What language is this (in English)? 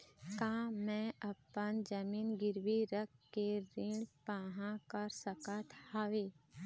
Chhattisgarhi